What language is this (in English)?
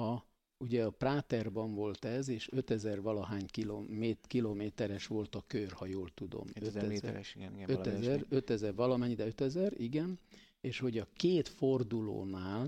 Hungarian